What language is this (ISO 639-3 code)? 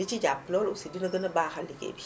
wol